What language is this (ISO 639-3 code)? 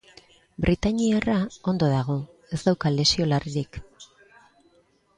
eus